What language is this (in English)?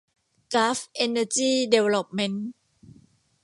Thai